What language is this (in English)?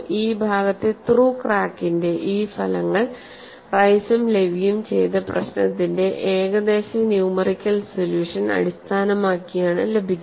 Malayalam